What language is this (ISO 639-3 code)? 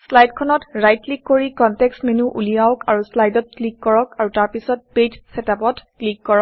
asm